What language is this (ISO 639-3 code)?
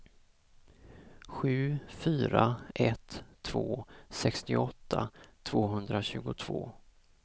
swe